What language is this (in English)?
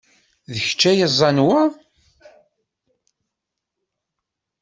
Kabyle